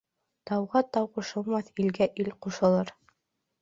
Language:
Bashkir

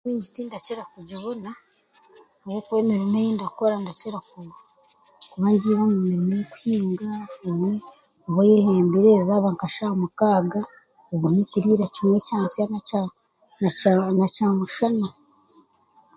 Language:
Chiga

